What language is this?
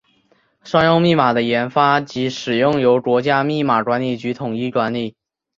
Chinese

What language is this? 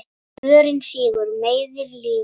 Icelandic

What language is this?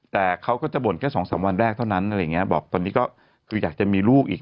Thai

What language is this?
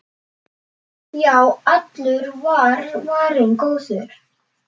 Icelandic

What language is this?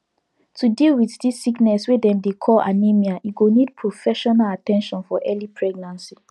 Nigerian Pidgin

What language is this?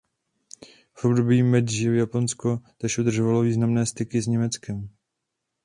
Czech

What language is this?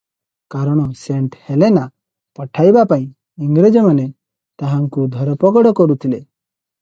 Odia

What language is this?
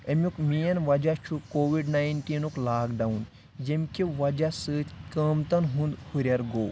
Kashmiri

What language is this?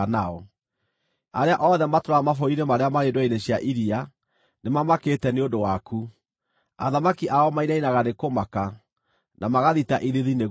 Kikuyu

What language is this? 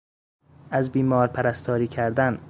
Persian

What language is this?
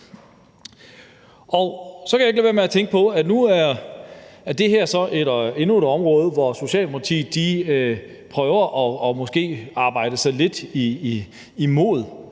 Danish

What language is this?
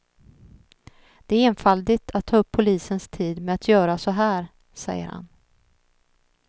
Swedish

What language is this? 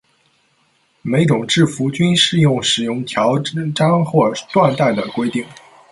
Chinese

